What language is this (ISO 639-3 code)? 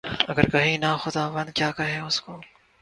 urd